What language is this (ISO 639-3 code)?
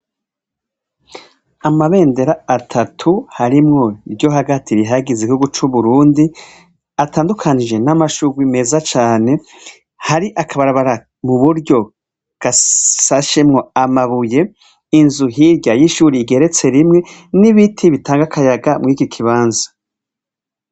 run